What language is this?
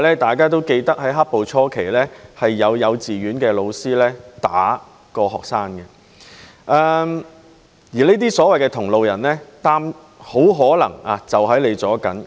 Cantonese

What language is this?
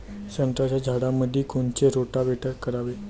Marathi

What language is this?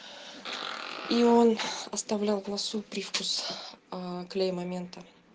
Russian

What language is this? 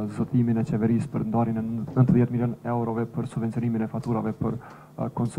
Romanian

